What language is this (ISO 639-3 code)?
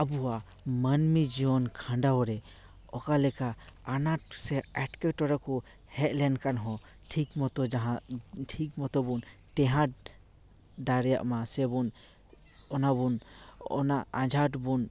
sat